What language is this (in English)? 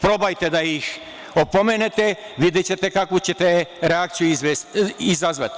Serbian